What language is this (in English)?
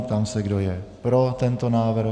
Czech